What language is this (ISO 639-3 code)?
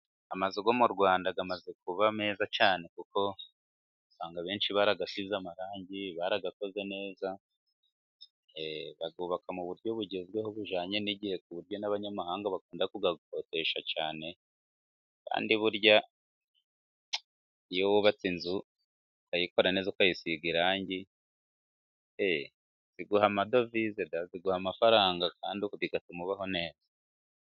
kin